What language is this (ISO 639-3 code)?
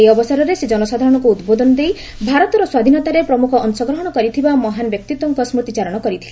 ori